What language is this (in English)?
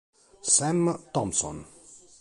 Italian